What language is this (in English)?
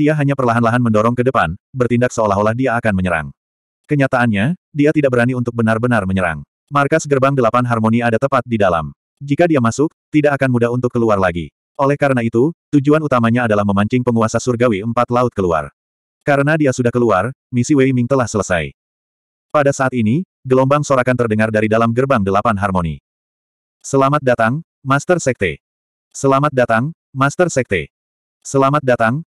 Indonesian